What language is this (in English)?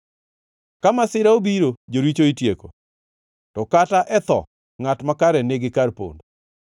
Luo (Kenya and Tanzania)